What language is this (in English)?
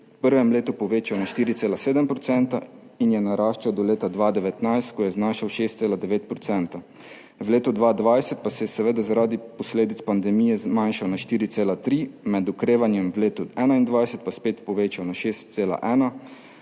Slovenian